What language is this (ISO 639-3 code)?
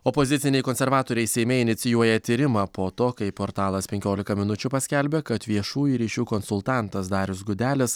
lit